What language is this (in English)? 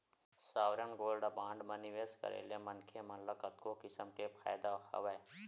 Chhattisgarhi